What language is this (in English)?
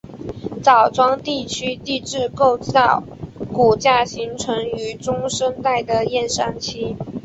Chinese